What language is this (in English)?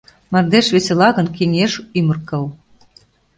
Mari